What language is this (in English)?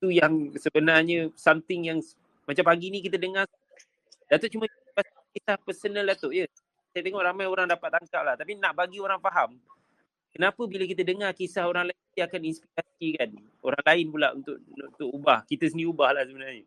Malay